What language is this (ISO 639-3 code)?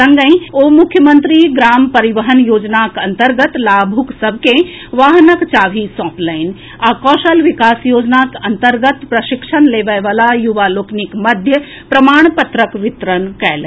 mai